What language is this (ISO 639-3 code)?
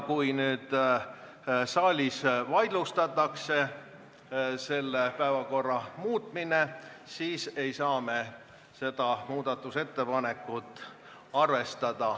est